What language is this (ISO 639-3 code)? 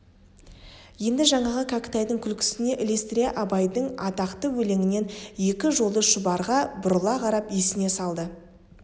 kaz